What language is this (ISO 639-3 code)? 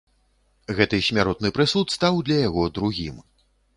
bel